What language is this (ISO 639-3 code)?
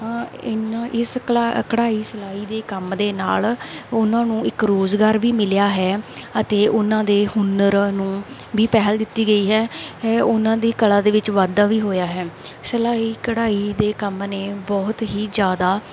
pan